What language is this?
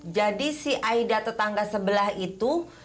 Indonesian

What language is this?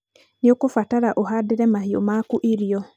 Kikuyu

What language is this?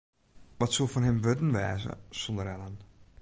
Western Frisian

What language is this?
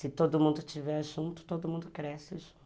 Portuguese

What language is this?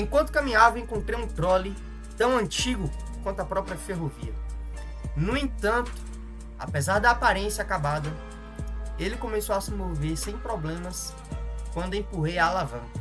Portuguese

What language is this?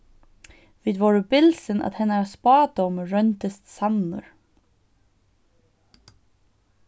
Faroese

